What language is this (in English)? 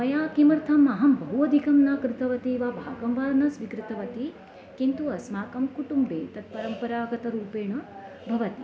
Sanskrit